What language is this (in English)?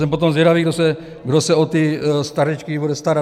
Czech